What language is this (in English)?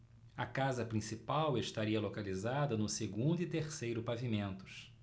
Portuguese